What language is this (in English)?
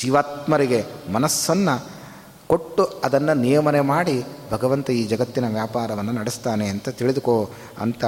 Kannada